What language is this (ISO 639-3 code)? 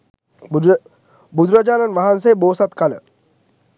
sin